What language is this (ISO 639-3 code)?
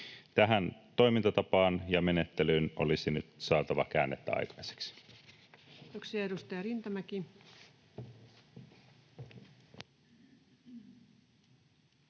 fin